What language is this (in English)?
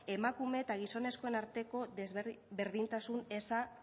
Basque